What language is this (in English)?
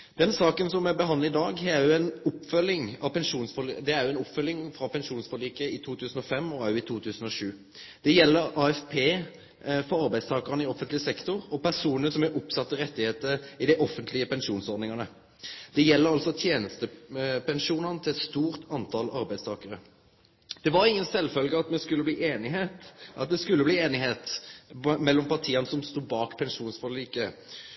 Norwegian Nynorsk